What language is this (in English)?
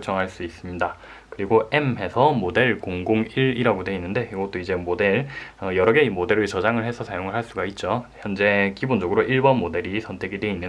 Korean